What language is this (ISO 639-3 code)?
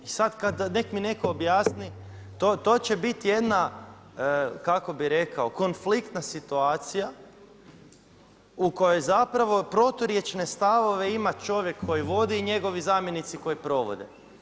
hrv